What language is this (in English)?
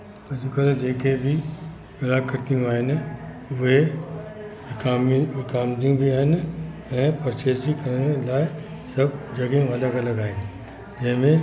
Sindhi